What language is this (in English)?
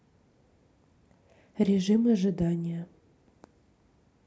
Russian